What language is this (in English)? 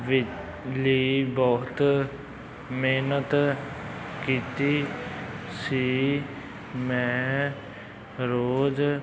Punjabi